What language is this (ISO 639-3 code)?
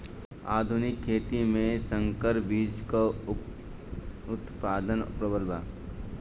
bho